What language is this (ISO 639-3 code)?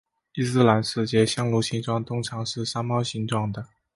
zho